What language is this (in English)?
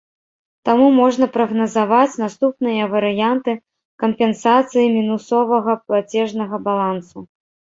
Belarusian